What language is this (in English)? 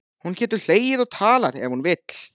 Icelandic